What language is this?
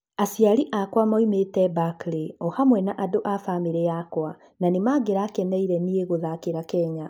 Kikuyu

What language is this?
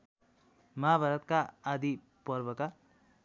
Nepali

